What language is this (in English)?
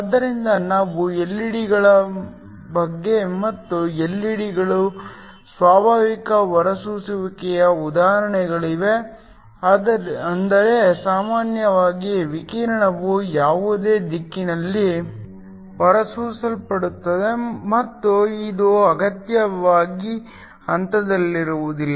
Kannada